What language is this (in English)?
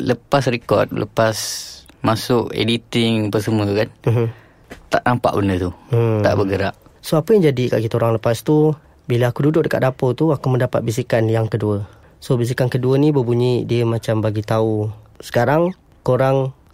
Malay